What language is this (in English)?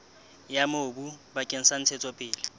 Southern Sotho